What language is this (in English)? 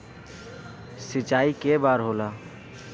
Bhojpuri